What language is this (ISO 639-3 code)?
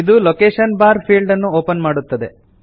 kan